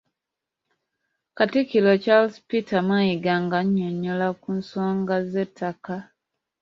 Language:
Ganda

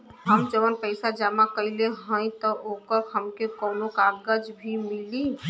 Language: Bhojpuri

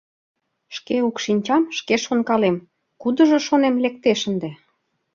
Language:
Mari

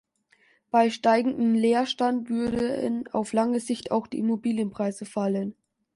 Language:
German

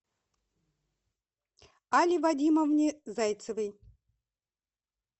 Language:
Russian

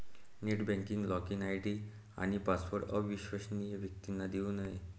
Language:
Marathi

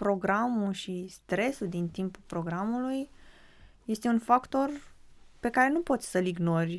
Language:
Romanian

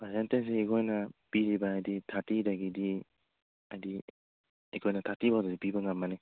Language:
Manipuri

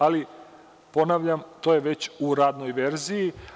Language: Serbian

